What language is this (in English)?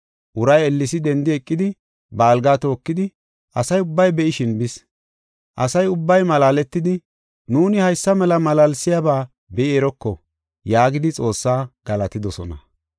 Gofa